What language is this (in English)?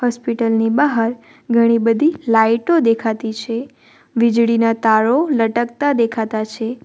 Gujarati